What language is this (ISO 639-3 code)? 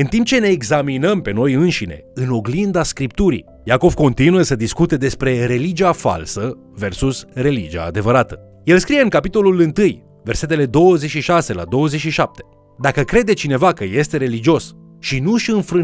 ron